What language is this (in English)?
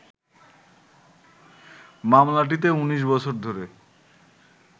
Bangla